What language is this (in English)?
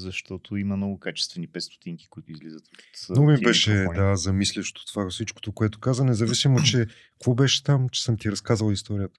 Bulgarian